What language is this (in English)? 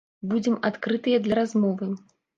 Belarusian